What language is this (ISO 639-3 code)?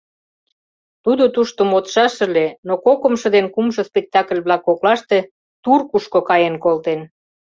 chm